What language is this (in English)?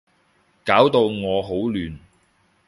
Cantonese